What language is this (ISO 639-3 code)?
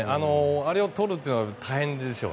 jpn